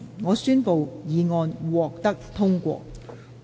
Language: Cantonese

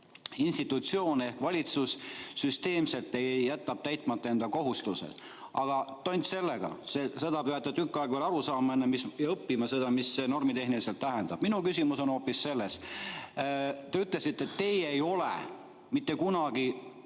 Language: Estonian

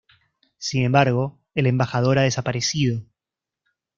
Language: Spanish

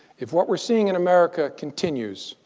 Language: English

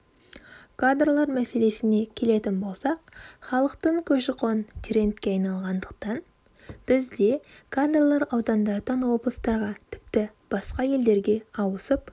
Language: Kazakh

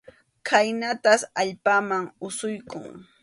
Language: Arequipa-La Unión Quechua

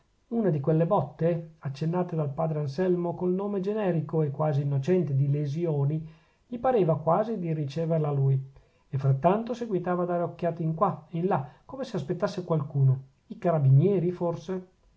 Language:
Italian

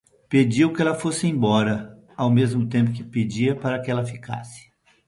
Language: Portuguese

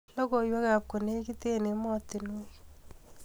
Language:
Kalenjin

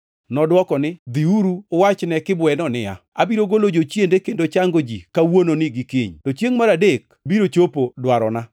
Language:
Luo (Kenya and Tanzania)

